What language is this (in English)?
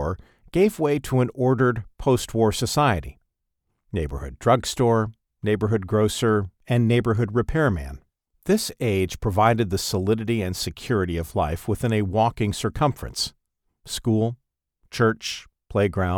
English